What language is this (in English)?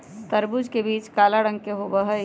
Magahi